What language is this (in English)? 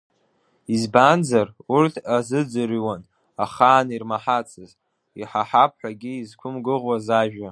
Abkhazian